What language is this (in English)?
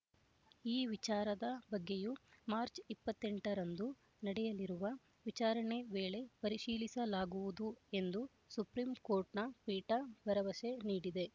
Kannada